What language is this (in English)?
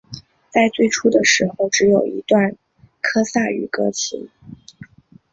Chinese